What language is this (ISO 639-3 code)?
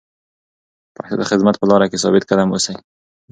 pus